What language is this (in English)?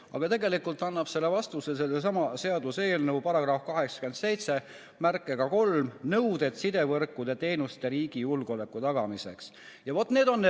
Estonian